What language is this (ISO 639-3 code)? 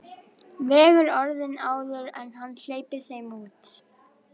isl